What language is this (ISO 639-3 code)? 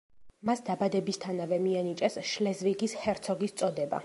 kat